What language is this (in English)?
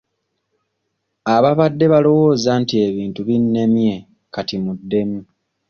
Ganda